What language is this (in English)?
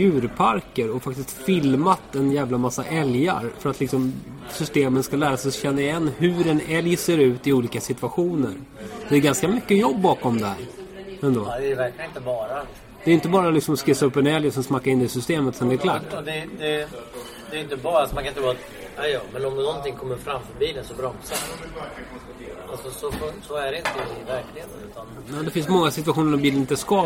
Swedish